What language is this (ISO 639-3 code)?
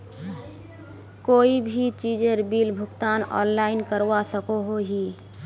mag